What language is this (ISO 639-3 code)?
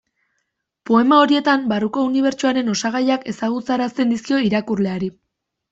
eus